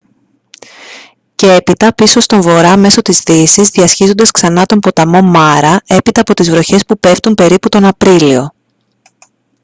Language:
Greek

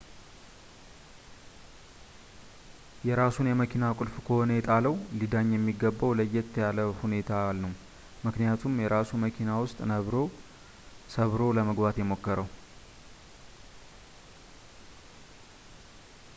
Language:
Amharic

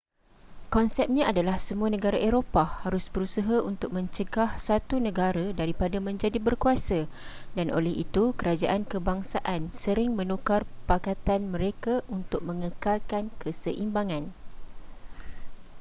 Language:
Malay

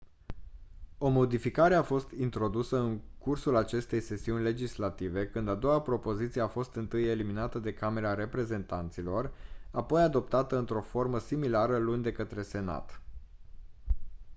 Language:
Romanian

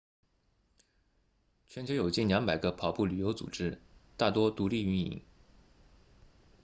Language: Chinese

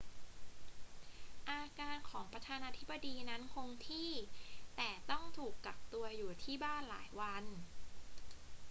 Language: Thai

